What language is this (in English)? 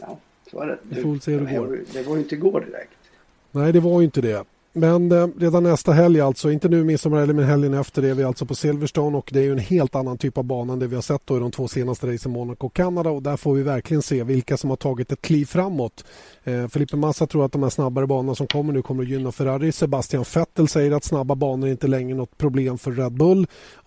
Swedish